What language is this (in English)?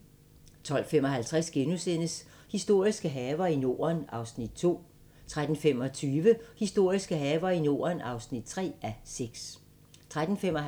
Danish